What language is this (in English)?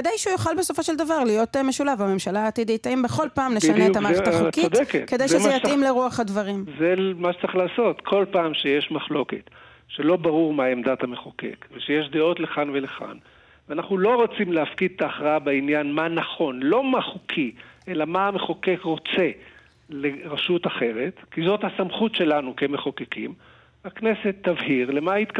Hebrew